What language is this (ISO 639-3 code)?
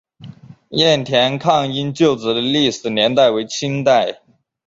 zho